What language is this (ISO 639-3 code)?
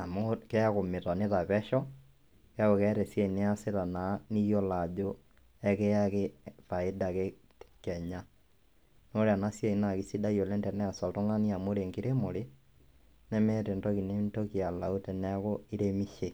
mas